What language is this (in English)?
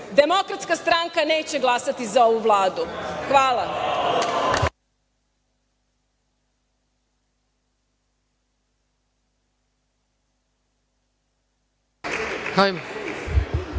Serbian